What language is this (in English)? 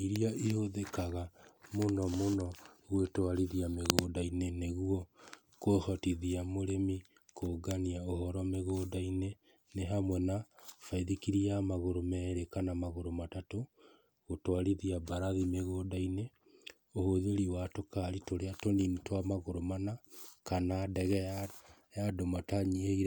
Kikuyu